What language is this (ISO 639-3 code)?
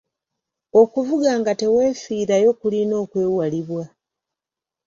lug